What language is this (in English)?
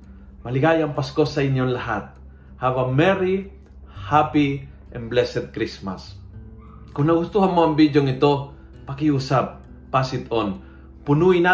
Filipino